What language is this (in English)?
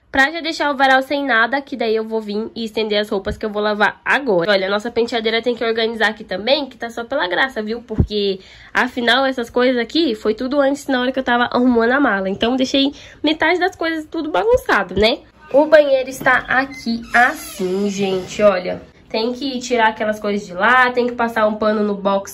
Portuguese